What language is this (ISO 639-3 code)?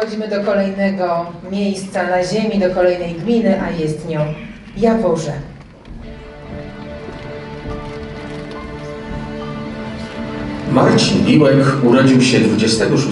pol